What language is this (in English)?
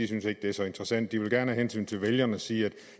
Danish